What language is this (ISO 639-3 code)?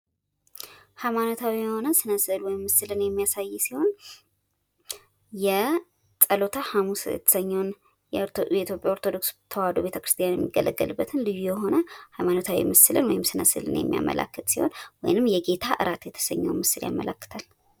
amh